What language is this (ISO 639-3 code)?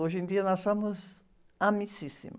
por